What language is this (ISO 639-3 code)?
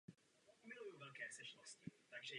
ces